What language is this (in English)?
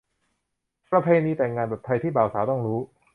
Thai